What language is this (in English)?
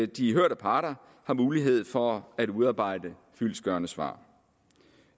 Danish